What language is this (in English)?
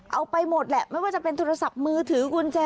Thai